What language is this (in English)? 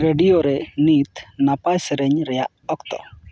Santali